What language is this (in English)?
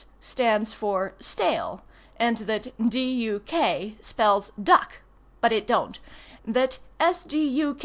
English